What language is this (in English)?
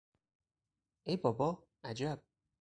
Persian